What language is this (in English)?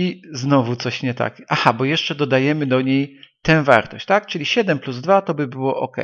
Polish